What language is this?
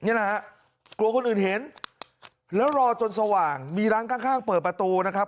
Thai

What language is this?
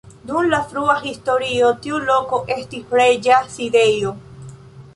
Esperanto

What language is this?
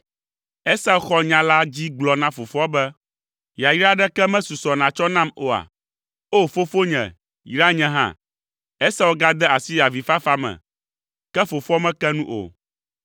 Ewe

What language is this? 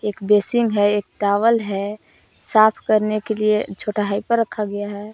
Hindi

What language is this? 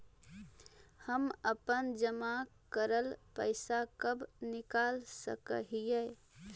Magahi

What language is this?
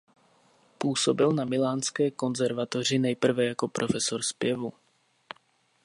Czech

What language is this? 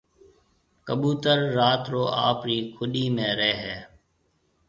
Marwari (Pakistan)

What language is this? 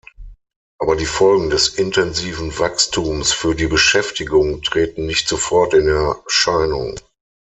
German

